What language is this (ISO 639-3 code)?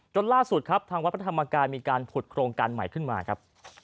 tha